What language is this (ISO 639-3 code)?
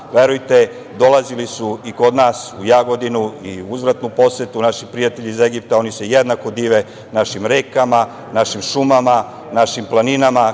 srp